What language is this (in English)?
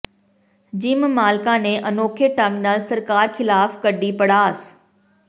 Punjabi